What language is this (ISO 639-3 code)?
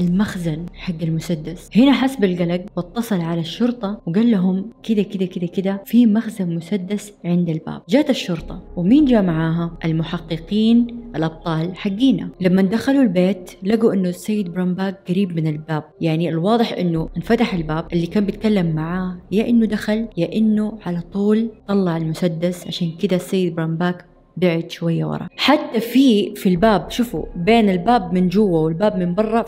ara